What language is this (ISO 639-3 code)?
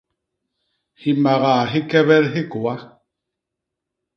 bas